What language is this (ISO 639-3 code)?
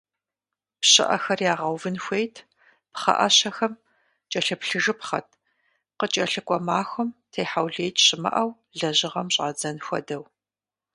kbd